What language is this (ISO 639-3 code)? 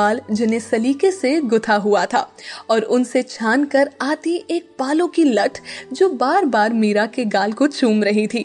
hin